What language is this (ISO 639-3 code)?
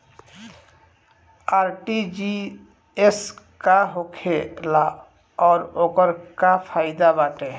bho